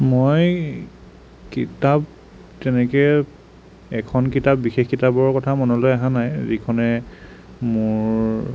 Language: Assamese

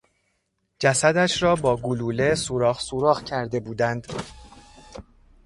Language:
Persian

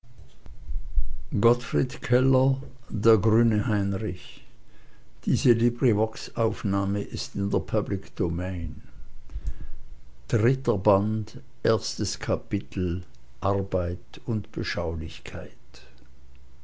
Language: German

